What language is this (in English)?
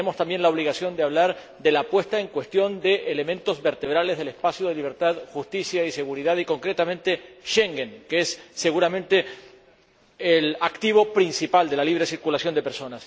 Spanish